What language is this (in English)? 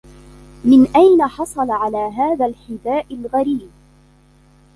Arabic